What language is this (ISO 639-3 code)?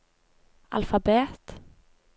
nor